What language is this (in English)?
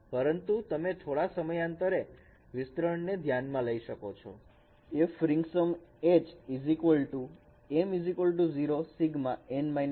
Gujarati